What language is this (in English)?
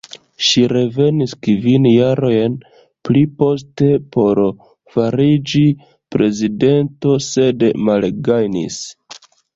Esperanto